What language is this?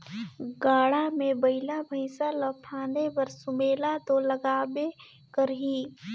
Chhattisgarhi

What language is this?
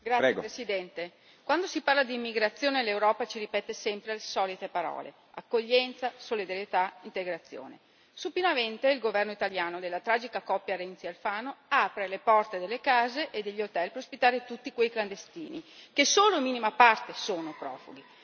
Italian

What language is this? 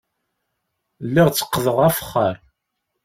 Kabyle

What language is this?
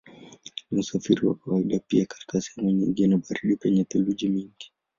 Swahili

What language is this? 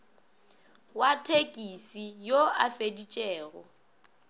Northern Sotho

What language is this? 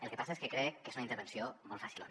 Catalan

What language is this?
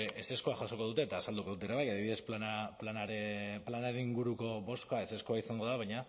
Basque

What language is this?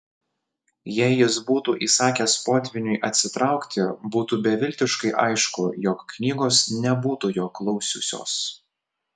Lithuanian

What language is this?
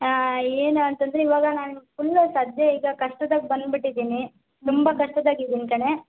Kannada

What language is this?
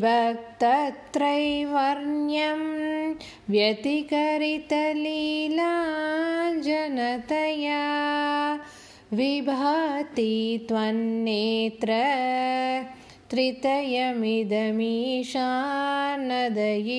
Tamil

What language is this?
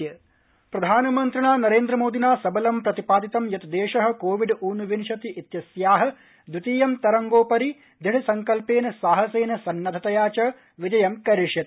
Sanskrit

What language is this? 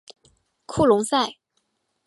Chinese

